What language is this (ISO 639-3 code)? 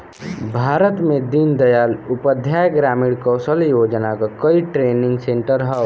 bho